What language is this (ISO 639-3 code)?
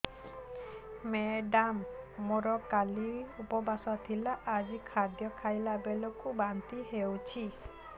ori